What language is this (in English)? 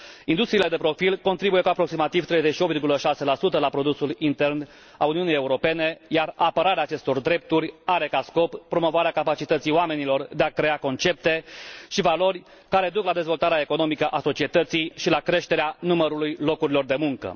Romanian